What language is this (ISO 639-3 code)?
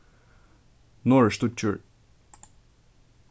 fao